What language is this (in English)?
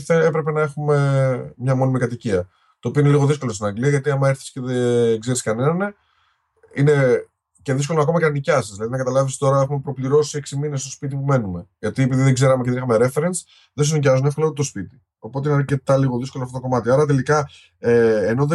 Greek